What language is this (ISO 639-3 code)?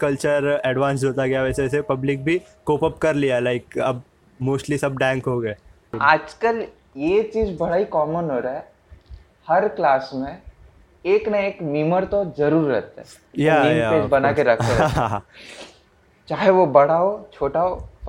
hin